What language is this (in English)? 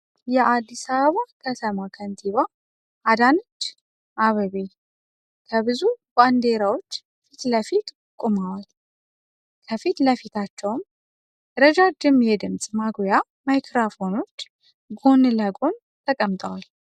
Amharic